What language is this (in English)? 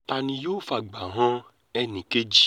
Yoruba